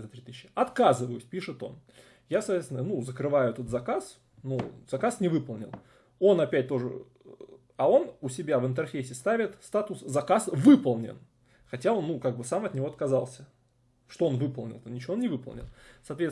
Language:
Russian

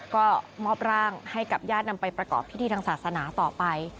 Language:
Thai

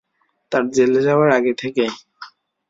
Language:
Bangla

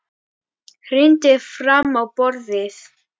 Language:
Icelandic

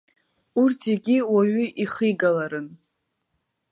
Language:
Abkhazian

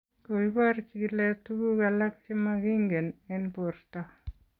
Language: Kalenjin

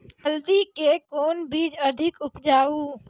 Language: Maithili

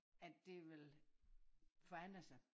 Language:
Danish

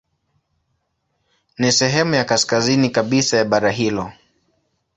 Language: Swahili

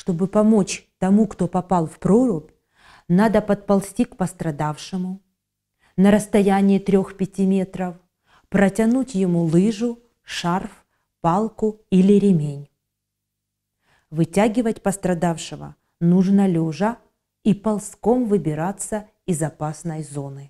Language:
Russian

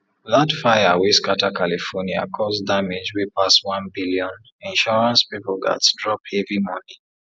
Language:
Nigerian Pidgin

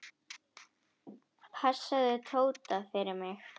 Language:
Icelandic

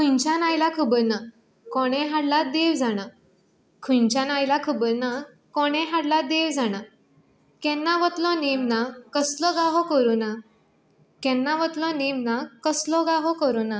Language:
Konkani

